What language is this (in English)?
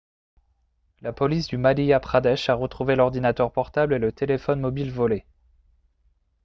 French